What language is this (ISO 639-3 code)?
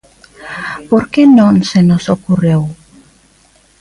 glg